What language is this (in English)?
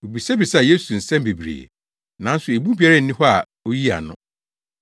Akan